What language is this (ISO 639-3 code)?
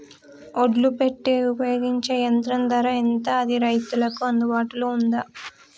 tel